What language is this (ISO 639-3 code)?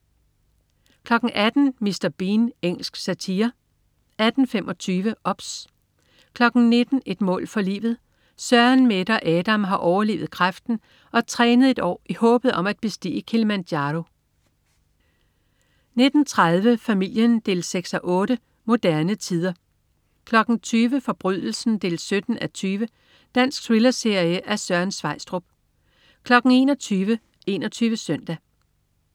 dan